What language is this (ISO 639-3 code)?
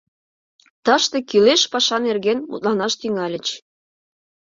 chm